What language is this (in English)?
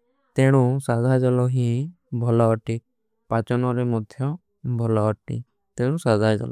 Kui (India)